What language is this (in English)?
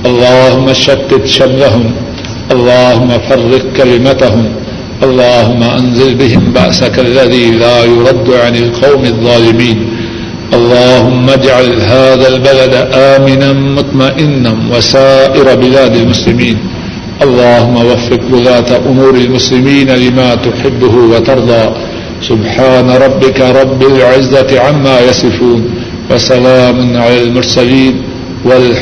Urdu